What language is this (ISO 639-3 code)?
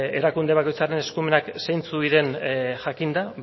eus